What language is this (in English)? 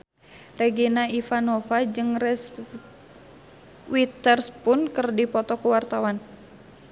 Sundanese